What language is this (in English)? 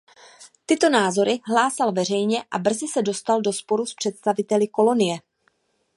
Czech